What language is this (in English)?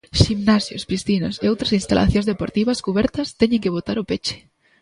Galician